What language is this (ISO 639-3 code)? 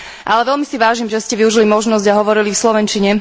slk